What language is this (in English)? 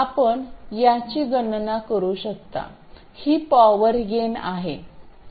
Marathi